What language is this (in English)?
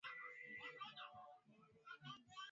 Swahili